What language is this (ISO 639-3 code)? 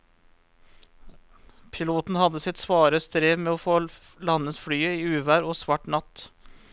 nor